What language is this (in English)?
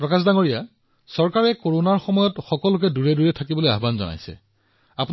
Assamese